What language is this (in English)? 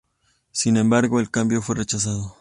Spanish